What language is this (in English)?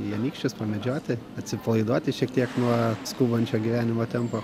Lithuanian